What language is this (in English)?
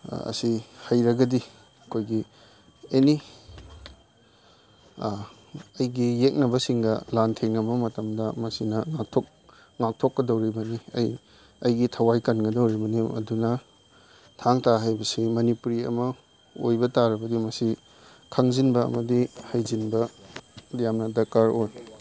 Manipuri